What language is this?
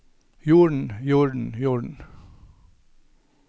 Norwegian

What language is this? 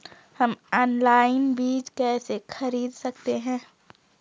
Hindi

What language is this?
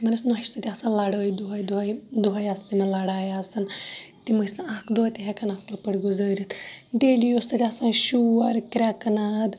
Kashmiri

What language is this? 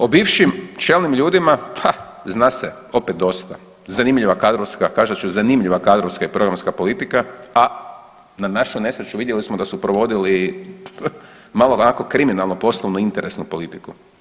Croatian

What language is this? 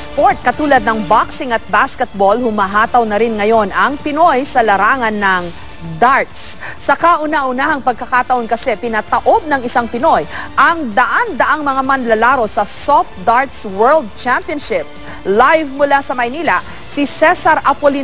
Filipino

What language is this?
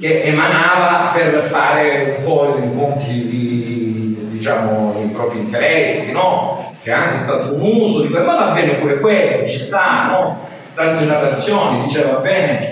Italian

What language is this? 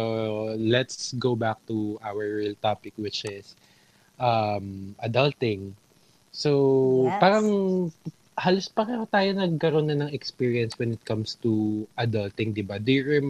Filipino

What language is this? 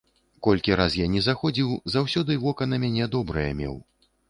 Belarusian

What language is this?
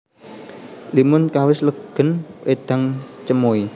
Javanese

